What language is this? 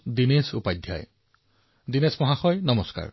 Assamese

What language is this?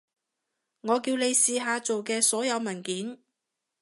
Cantonese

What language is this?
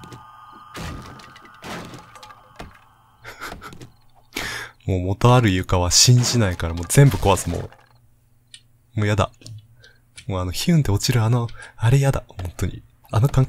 Japanese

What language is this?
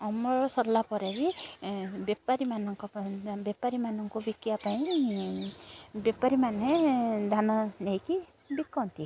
Odia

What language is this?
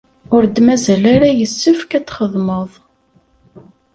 Kabyle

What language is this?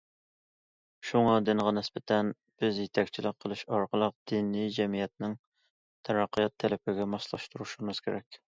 Uyghur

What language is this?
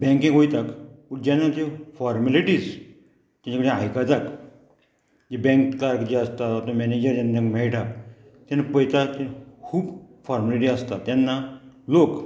Konkani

